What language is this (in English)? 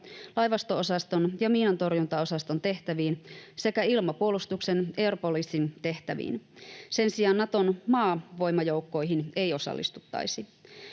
Finnish